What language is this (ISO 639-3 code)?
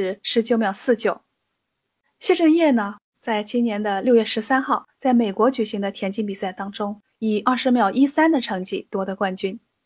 zho